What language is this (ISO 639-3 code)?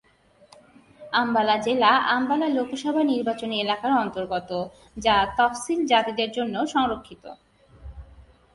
ben